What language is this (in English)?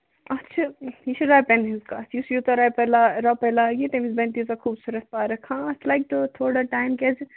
Kashmiri